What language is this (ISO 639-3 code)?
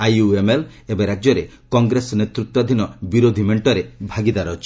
ori